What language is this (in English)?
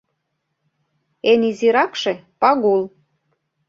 Mari